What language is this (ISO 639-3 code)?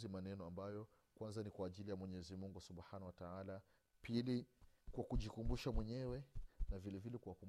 swa